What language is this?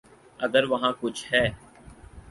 Urdu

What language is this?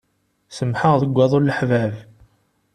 Kabyle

